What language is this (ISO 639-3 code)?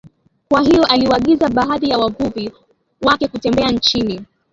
swa